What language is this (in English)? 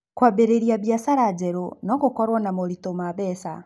Kikuyu